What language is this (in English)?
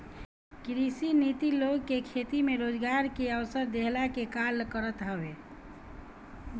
Bhojpuri